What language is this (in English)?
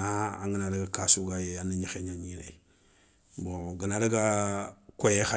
Soninke